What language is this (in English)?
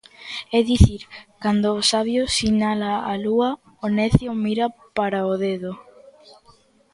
Galician